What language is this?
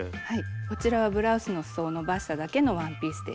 Japanese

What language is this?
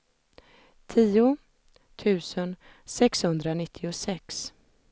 Swedish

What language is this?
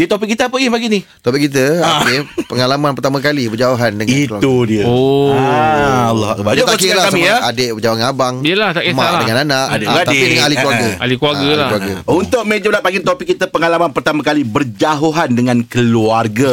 Malay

